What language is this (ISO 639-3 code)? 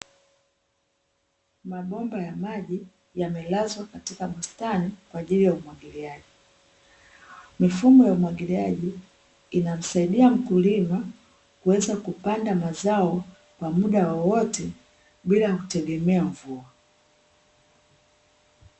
swa